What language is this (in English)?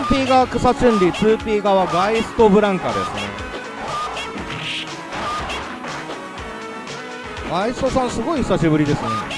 Japanese